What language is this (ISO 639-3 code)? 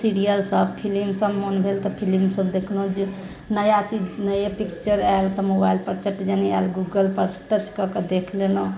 mai